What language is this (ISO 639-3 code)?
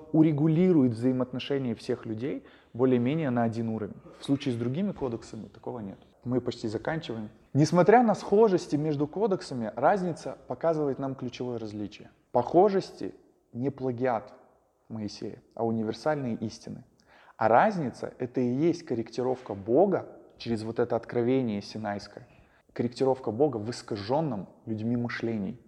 rus